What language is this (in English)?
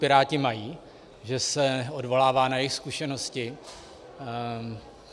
Czech